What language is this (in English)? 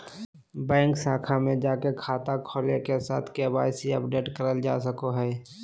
Magahi